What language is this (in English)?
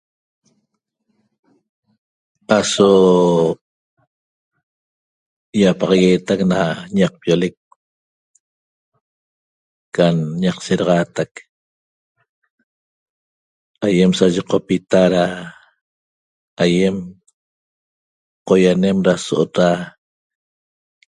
Toba